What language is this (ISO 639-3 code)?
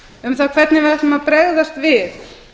isl